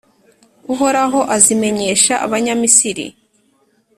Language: Kinyarwanda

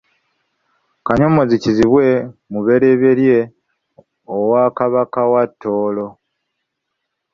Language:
Ganda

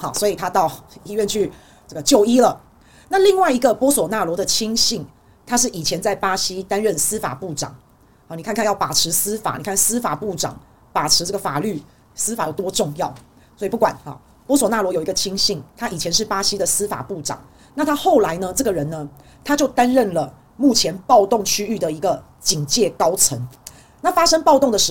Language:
Chinese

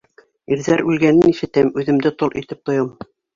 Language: Bashkir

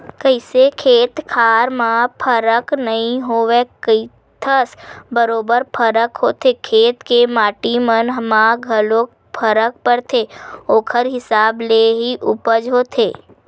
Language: Chhattisgarhi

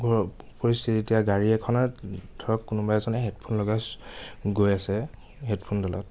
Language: Assamese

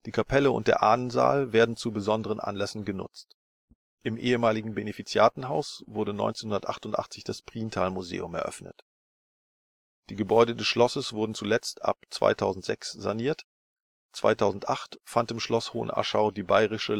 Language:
German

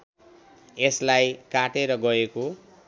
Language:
Nepali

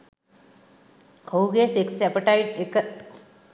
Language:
Sinhala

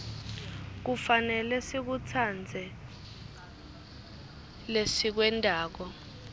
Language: Swati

